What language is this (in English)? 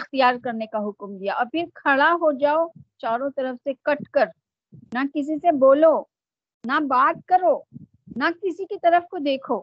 Urdu